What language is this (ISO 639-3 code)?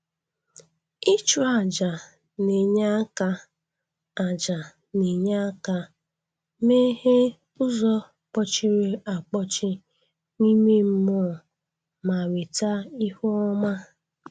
ibo